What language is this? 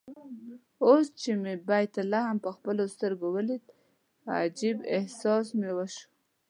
Pashto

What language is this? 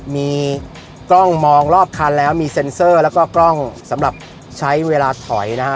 Thai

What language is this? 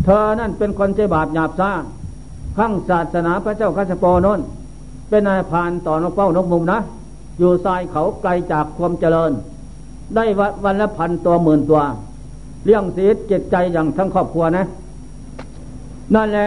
Thai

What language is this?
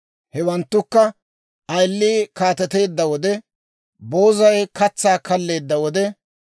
Dawro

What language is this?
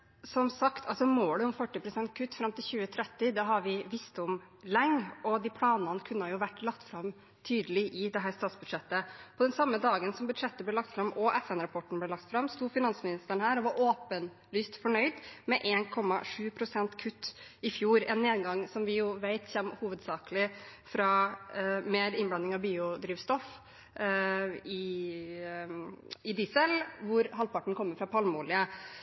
Norwegian Bokmål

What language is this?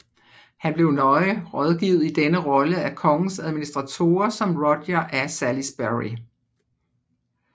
Danish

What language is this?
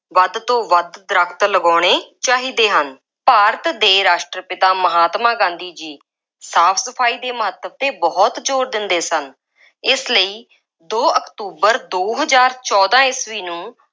Punjabi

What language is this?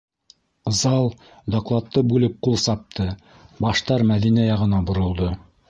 Bashkir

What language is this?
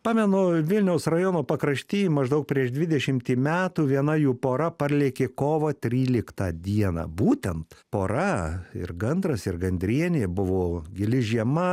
Lithuanian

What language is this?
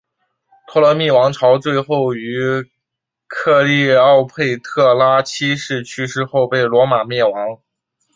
Chinese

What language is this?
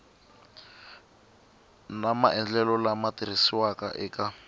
Tsonga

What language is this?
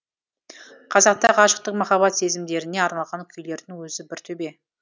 Kazakh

